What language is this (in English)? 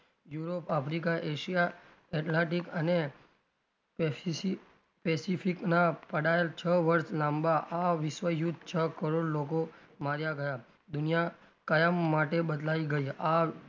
Gujarati